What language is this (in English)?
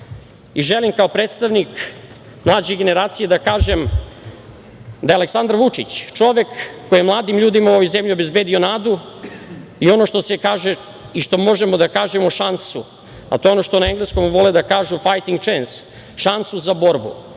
Serbian